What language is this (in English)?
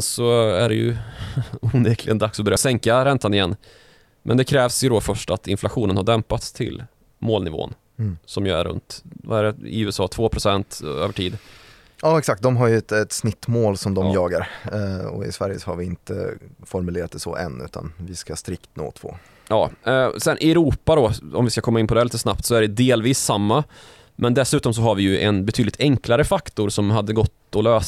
Swedish